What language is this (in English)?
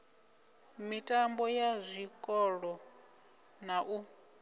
Venda